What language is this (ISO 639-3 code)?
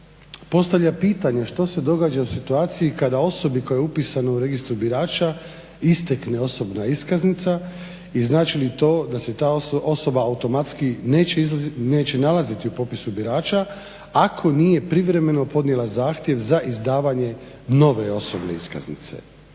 hrv